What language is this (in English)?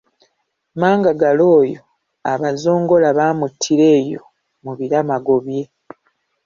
Ganda